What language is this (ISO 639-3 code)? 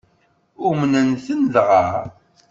kab